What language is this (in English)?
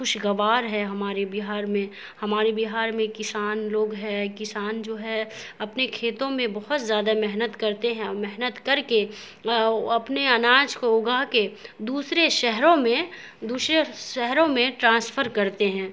Urdu